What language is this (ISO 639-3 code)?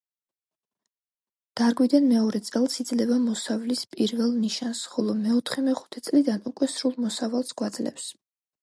kat